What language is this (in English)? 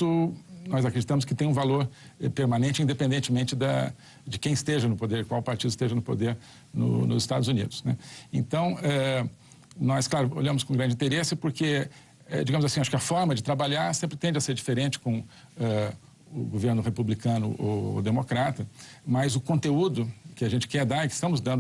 Portuguese